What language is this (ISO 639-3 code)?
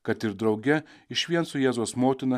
lit